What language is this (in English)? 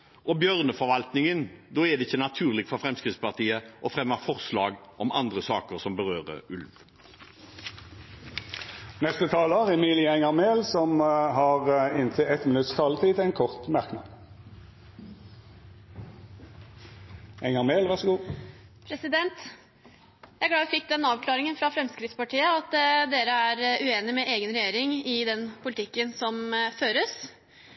Norwegian